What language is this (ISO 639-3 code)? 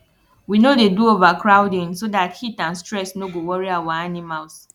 pcm